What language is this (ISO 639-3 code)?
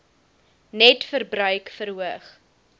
afr